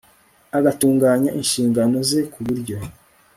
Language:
Kinyarwanda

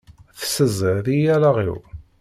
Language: Kabyle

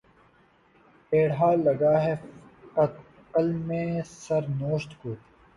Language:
Urdu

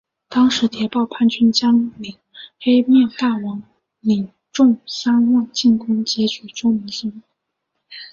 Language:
Chinese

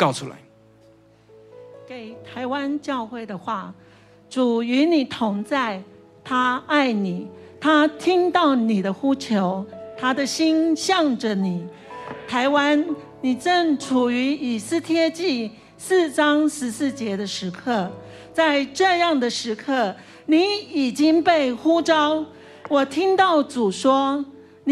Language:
Chinese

